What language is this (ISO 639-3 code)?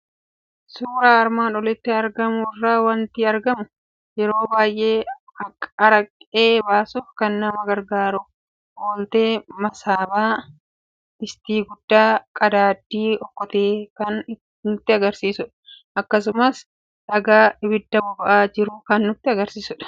orm